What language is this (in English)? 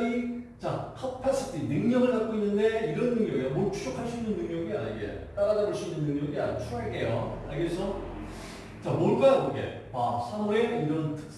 Korean